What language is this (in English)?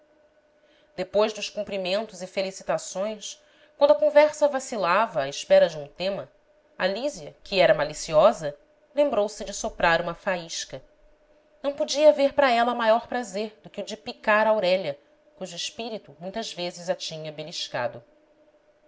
Portuguese